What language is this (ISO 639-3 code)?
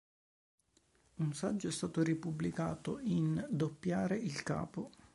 ita